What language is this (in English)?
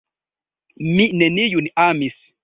Esperanto